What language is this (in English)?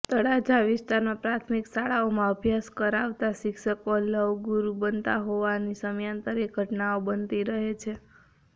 Gujarati